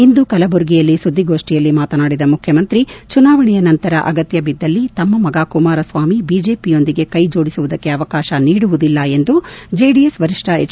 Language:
Kannada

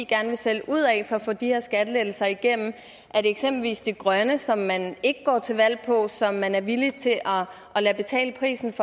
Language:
Danish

